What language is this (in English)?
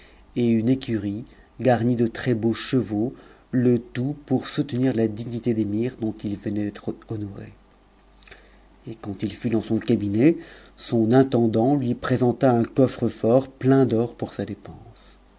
French